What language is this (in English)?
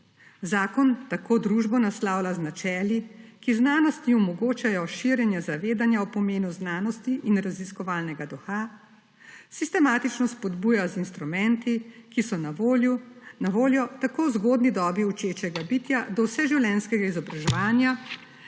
Slovenian